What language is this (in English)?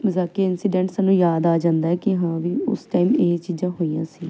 Punjabi